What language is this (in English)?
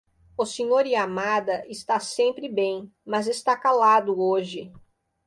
Portuguese